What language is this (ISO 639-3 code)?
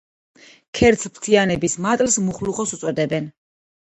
kat